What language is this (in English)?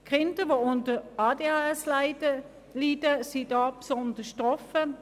Swiss German